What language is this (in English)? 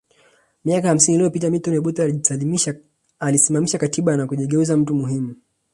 Swahili